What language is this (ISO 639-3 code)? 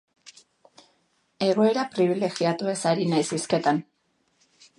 eus